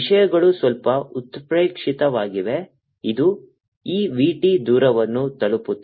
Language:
Kannada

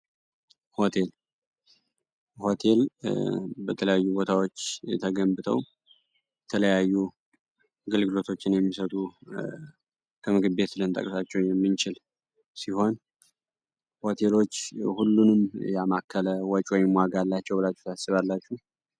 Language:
Amharic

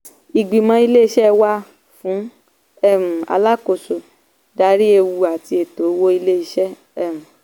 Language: Yoruba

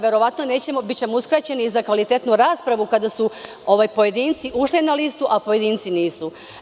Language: Serbian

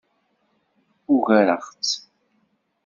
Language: Kabyle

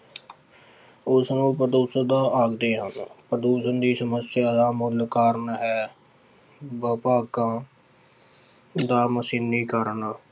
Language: Punjabi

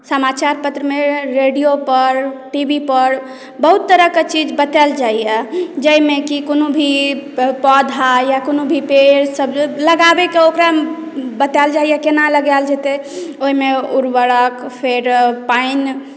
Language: Maithili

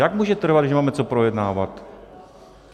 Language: Czech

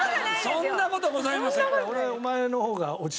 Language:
Japanese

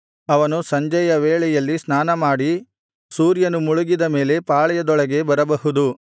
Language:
Kannada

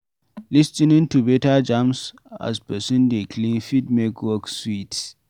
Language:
Nigerian Pidgin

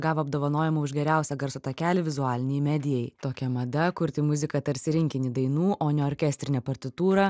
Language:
Lithuanian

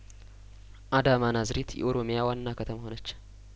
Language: Amharic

